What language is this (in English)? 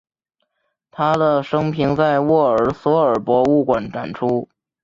Chinese